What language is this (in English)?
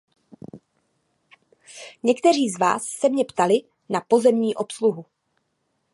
Czech